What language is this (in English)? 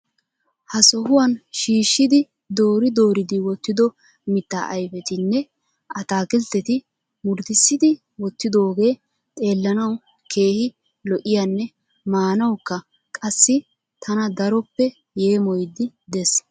Wolaytta